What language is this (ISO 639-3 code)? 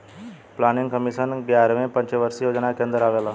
bho